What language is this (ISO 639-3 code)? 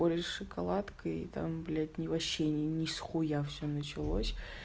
rus